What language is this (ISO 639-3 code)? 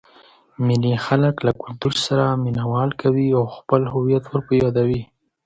pus